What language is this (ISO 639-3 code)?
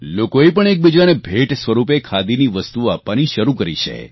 guj